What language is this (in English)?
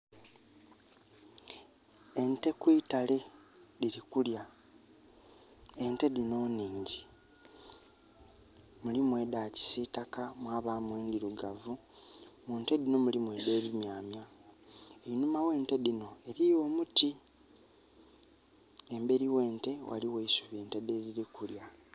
Soga